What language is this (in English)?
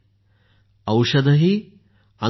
Marathi